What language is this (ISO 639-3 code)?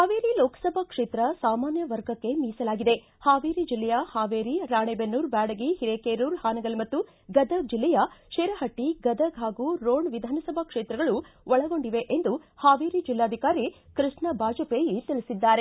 kan